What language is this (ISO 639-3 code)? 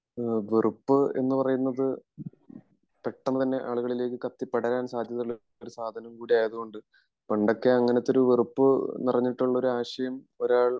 mal